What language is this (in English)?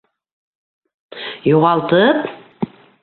Bashkir